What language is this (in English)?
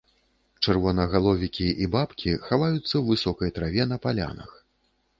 Belarusian